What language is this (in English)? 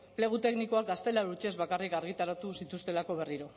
Basque